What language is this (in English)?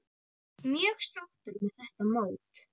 Icelandic